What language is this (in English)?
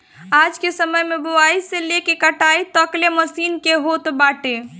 Bhojpuri